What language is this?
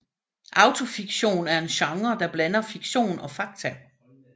Danish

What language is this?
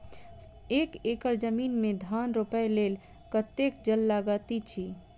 Maithili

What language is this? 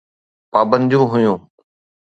Sindhi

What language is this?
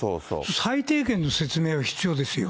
Japanese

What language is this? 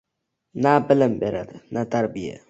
Uzbek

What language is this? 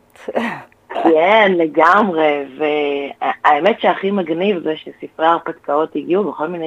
Hebrew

